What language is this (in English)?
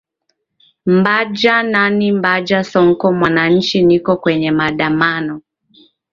Swahili